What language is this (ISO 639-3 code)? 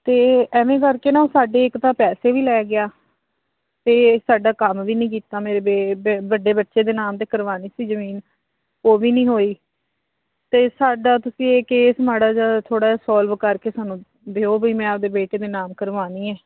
pan